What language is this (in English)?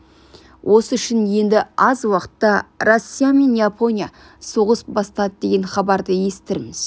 Kazakh